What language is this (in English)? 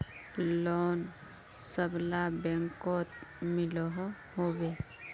Magahi